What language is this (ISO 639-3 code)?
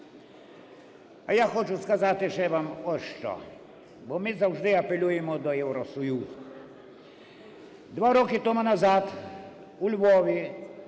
ukr